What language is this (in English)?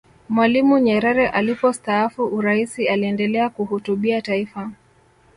Swahili